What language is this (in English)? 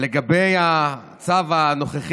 Hebrew